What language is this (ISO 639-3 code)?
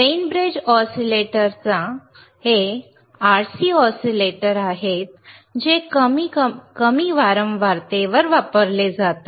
mar